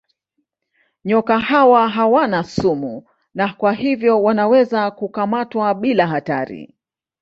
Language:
Swahili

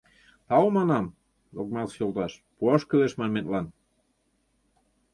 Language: Mari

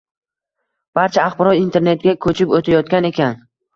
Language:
Uzbek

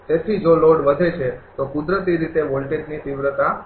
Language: Gujarati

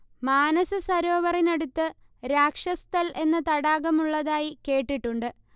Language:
Malayalam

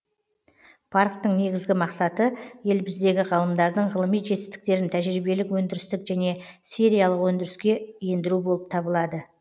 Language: Kazakh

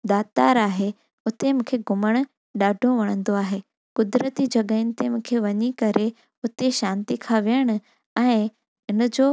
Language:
Sindhi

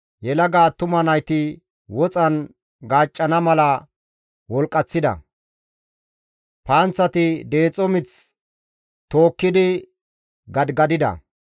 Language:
Gamo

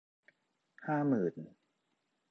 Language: Thai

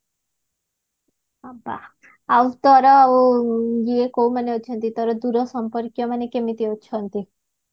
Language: Odia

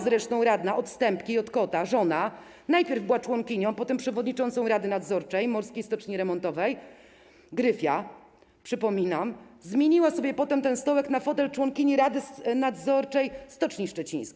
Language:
Polish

